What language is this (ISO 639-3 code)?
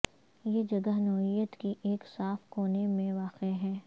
urd